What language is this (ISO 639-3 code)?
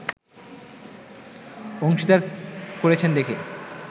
ben